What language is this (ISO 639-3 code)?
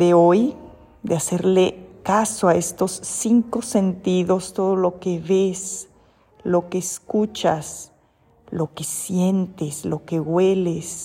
spa